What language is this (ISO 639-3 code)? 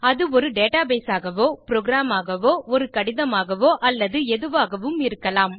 tam